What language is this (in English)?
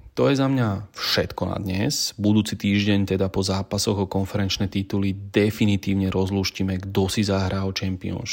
Slovak